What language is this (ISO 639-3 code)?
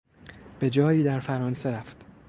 fas